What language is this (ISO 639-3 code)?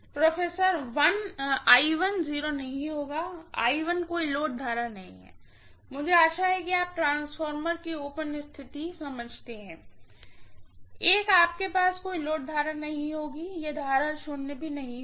hin